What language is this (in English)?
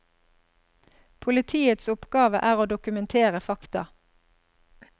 Norwegian